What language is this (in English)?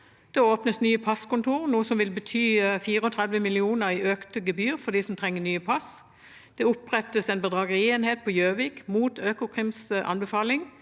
Norwegian